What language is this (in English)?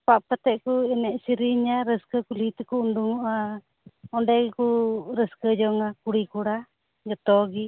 Santali